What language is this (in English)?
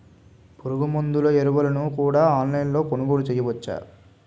Telugu